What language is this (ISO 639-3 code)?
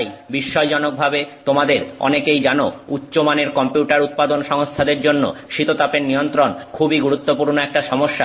ben